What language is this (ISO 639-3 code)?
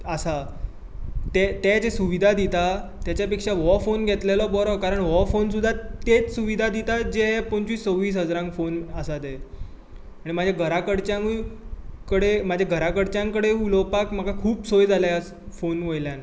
kok